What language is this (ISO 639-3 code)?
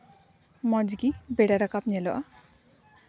sat